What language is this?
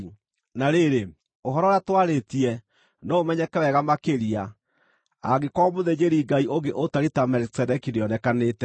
Kikuyu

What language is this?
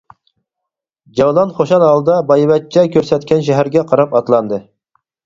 Uyghur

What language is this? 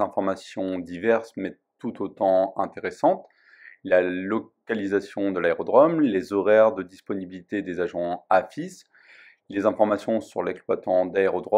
French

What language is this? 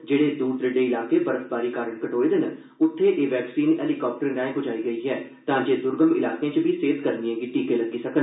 Dogri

